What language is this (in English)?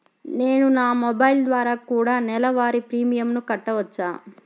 Telugu